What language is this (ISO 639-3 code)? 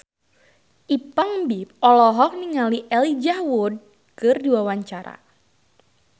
sun